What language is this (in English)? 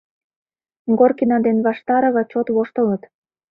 Mari